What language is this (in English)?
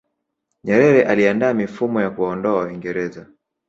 Swahili